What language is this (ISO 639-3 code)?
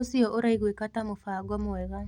kik